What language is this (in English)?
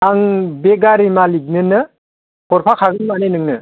Bodo